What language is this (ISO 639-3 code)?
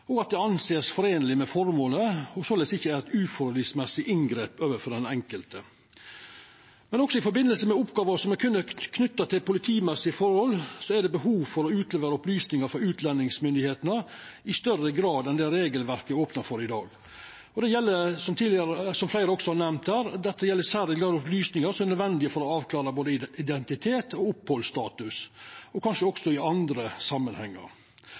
nno